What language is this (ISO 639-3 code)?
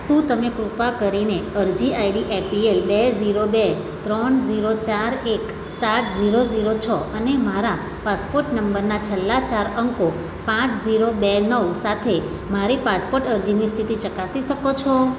guj